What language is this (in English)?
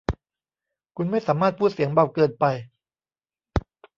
Thai